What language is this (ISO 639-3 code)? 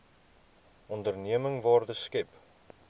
afr